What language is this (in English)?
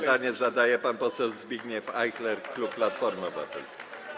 Polish